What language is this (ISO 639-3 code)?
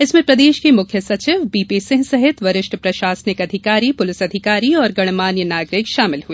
hin